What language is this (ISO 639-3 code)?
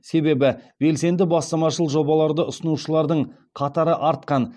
kaz